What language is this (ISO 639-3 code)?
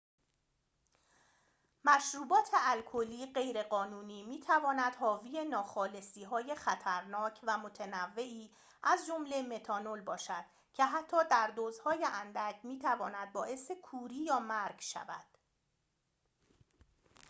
fas